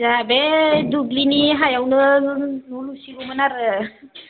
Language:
Bodo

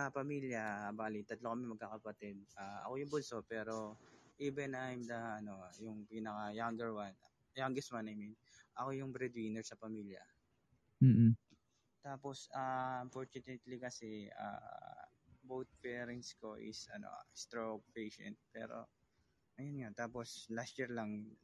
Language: Filipino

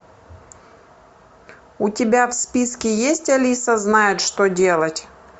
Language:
Russian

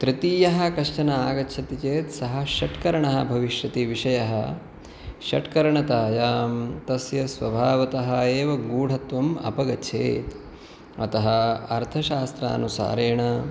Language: Sanskrit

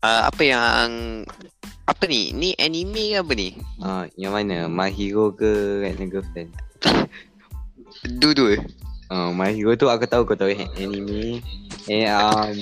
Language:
Malay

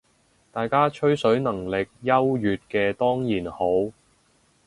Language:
Cantonese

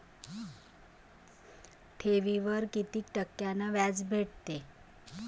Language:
Marathi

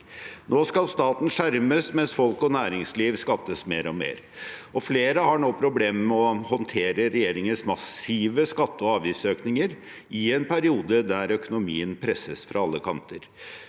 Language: Norwegian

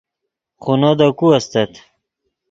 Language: Yidgha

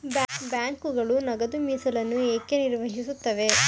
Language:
Kannada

